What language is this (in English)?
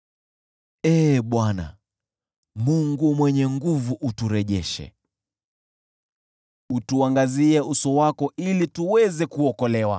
Swahili